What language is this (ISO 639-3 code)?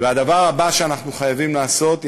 heb